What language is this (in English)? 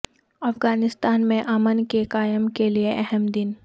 Urdu